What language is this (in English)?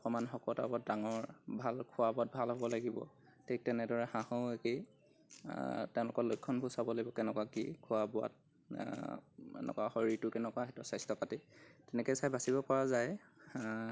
Assamese